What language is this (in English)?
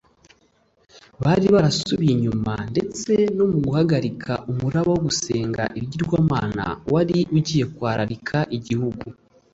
Kinyarwanda